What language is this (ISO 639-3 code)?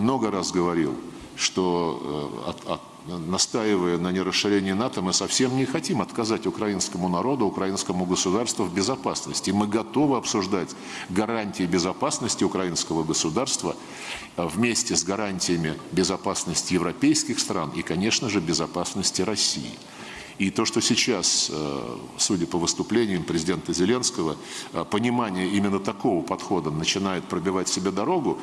rus